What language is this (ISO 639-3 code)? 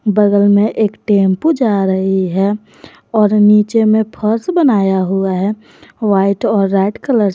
hin